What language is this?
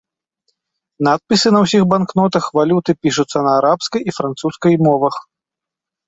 Belarusian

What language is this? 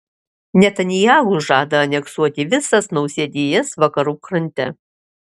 Lithuanian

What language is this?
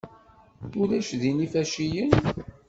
Kabyle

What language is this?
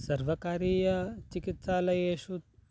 Sanskrit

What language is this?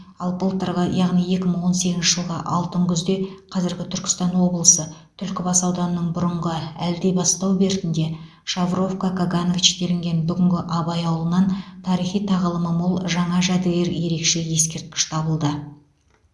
Kazakh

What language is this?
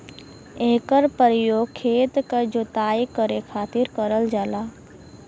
Bhojpuri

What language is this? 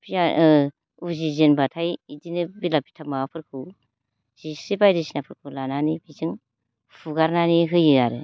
Bodo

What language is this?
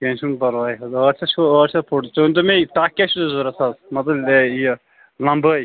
Kashmiri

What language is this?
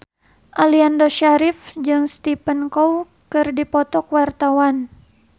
Sundanese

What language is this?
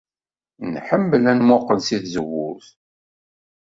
Kabyle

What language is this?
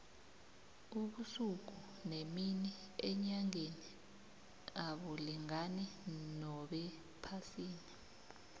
South Ndebele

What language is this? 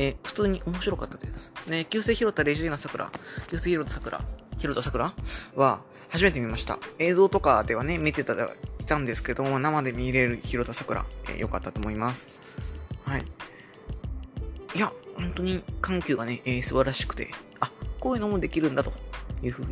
Japanese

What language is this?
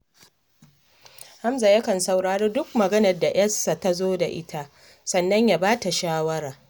Hausa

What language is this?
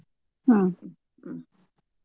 Kannada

